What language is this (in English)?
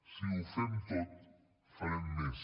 Catalan